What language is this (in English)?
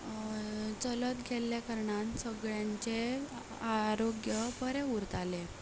Konkani